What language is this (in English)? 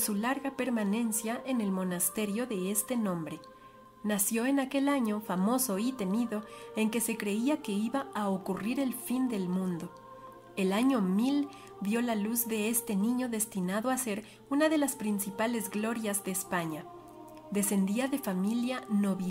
Spanish